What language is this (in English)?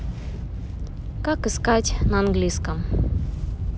Russian